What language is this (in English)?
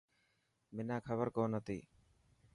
Dhatki